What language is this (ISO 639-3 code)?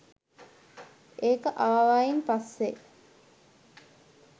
sin